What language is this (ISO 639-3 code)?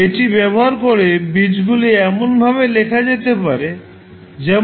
ben